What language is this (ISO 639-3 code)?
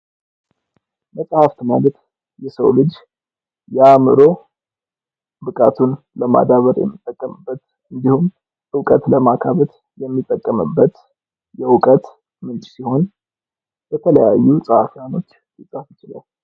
amh